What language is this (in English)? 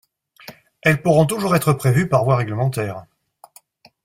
French